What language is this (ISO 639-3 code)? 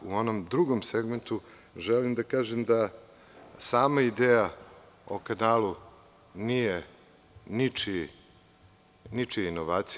srp